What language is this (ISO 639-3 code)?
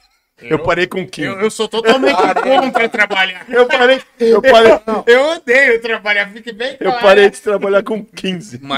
por